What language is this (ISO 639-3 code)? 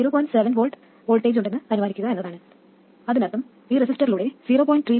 mal